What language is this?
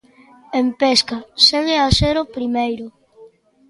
Galician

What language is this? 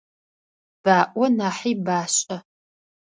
Adyghe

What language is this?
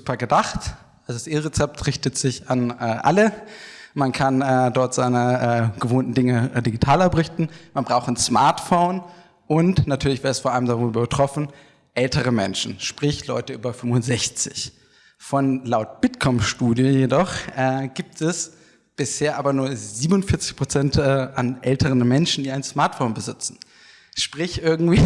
German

